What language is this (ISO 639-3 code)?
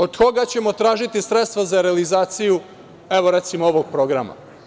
srp